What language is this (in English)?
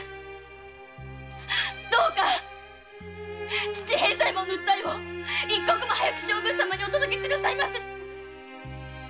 Japanese